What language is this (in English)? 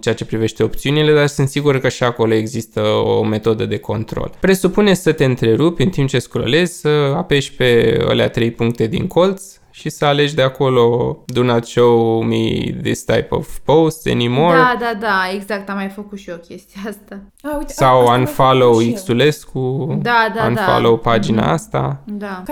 Romanian